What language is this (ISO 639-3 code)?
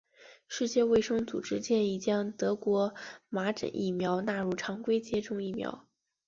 zho